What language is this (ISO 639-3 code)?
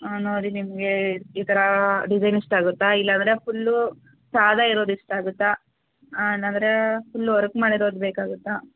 kan